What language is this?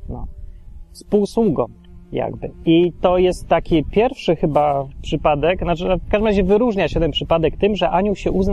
Polish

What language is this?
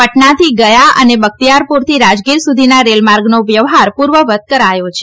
Gujarati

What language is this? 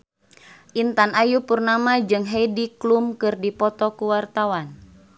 Sundanese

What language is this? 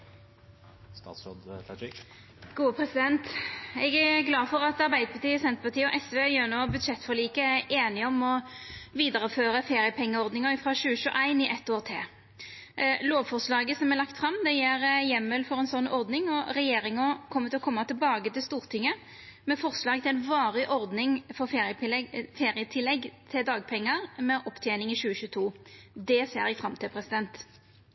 Norwegian Nynorsk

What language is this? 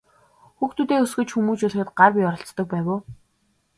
Mongolian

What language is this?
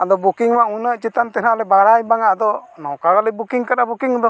Santali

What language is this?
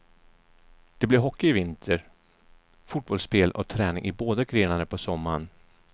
Swedish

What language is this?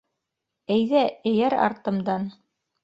Bashkir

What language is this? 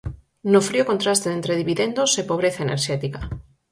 Galician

